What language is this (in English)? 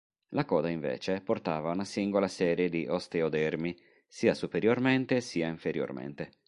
Italian